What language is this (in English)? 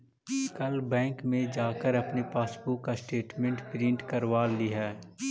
Magahi